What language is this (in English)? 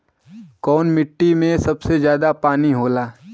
Bhojpuri